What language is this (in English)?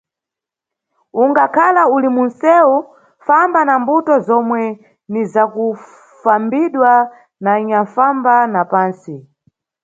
Nyungwe